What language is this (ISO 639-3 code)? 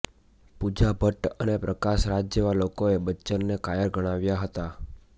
guj